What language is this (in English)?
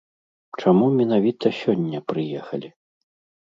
Belarusian